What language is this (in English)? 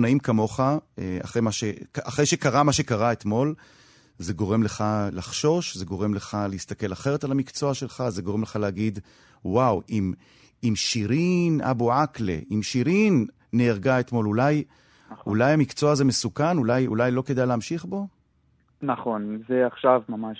Hebrew